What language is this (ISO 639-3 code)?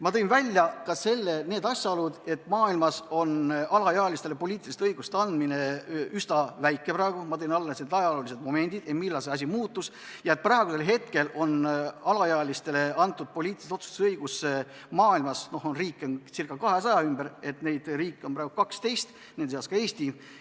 est